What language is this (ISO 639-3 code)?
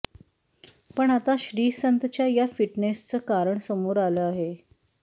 mar